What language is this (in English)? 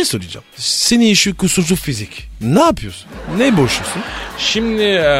Turkish